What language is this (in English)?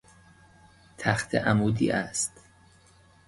Persian